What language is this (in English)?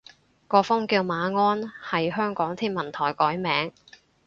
Cantonese